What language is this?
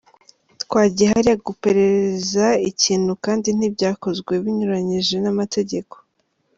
Kinyarwanda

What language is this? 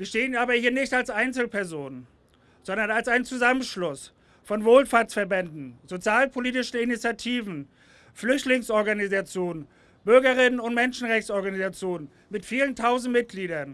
German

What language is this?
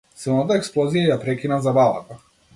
Macedonian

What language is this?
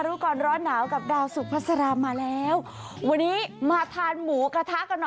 Thai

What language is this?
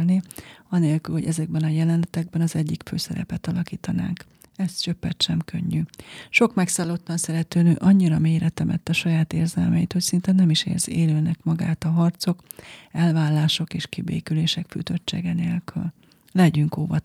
Hungarian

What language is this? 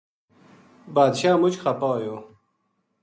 Gujari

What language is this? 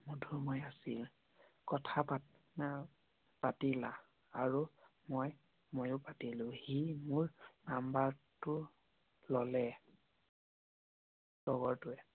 Assamese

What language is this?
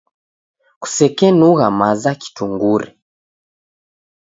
Taita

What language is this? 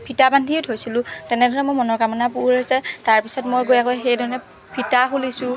Assamese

